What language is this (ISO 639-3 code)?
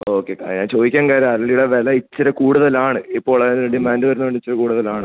mal